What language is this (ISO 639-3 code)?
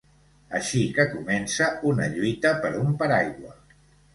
cat